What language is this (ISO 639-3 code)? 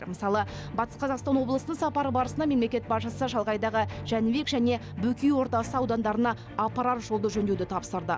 kaz